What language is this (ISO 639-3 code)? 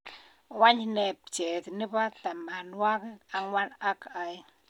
kln